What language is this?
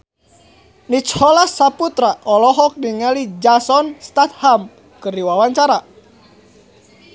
Sundanese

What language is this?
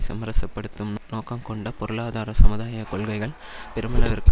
Tamil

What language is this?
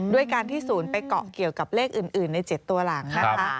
Thai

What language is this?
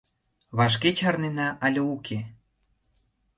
Mari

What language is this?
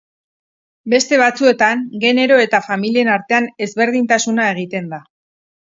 Basque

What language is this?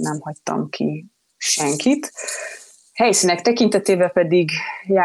Hungarian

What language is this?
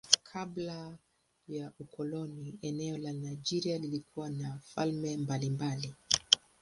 Swahili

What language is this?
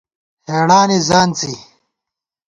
Gawar-Bati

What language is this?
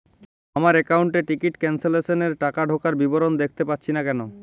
Bangla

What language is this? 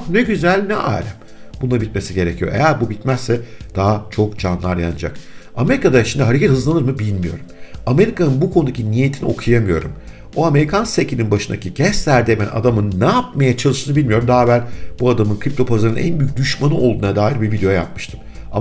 Turkish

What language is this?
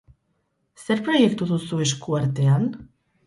Basque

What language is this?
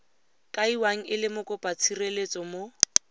Tswana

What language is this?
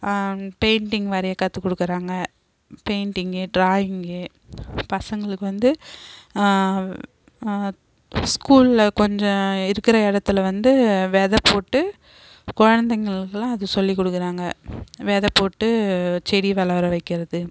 Tamil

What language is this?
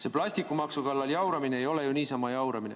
Estonian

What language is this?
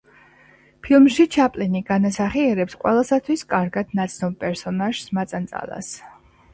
Georgian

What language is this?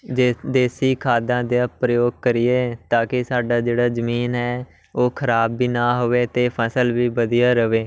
Punjabi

